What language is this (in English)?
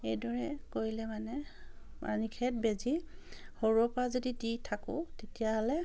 Assamese